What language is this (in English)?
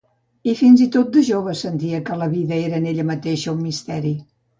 Catalan